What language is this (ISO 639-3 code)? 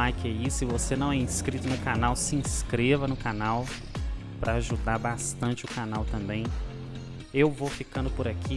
por